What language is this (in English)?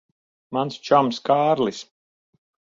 Latvian